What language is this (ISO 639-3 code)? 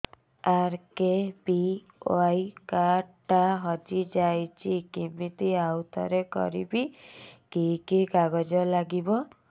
ori